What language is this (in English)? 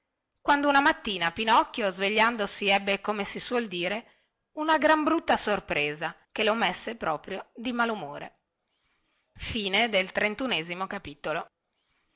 Italian